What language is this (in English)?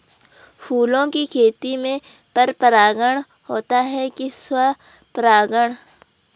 Hindi